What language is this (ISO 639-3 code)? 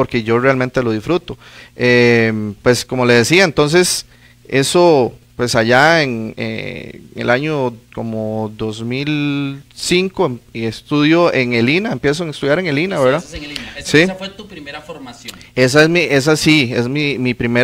spa